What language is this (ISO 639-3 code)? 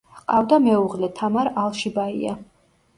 kat